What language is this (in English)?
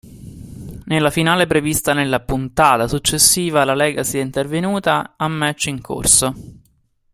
Italian